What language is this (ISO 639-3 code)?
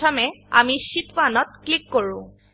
asm